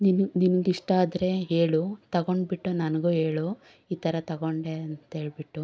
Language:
Kannada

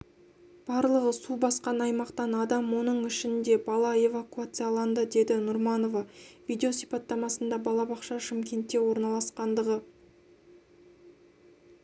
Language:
Kazakh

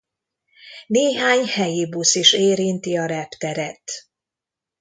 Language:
Hungarian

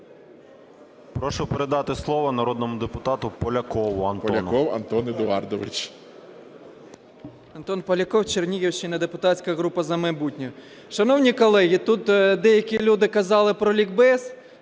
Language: Ukrainian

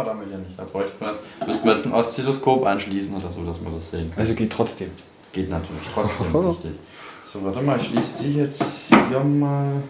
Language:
German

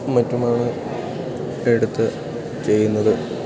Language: Malayalam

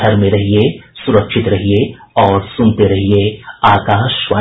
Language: Hindi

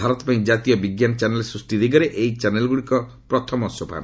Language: Odia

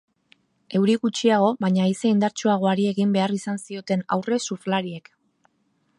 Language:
Basque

